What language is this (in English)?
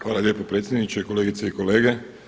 Croatian